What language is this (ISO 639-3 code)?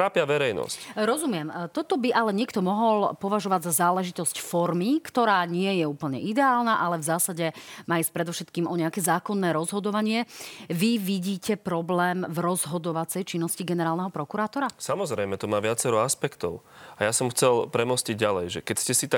slk